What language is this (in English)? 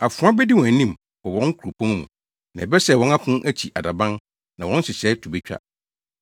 Akan